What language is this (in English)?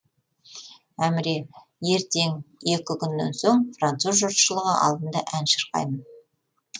Kazakh